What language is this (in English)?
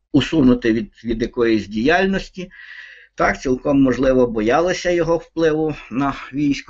Ukrainian